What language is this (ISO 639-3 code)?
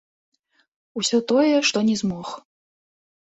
bel